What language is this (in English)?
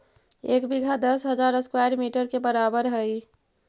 Magahi